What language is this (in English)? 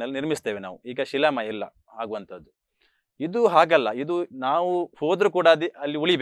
Kannada